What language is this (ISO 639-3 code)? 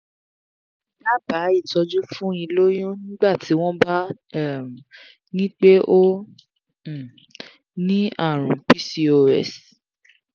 yor